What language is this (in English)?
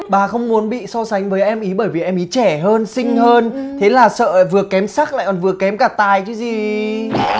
Vietnamese